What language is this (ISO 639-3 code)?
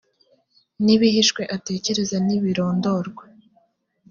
kin